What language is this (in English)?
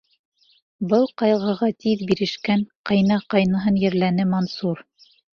Bashkir